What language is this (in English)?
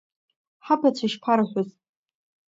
Abkhazian